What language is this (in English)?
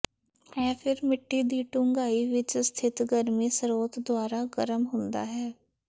Punjabi